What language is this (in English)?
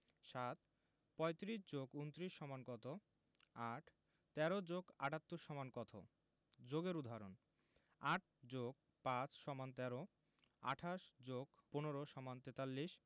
Bangla